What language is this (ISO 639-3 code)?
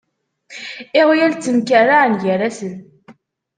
kab